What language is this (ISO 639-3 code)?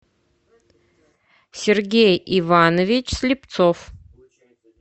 rus